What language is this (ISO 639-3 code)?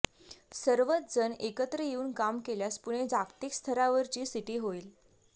mar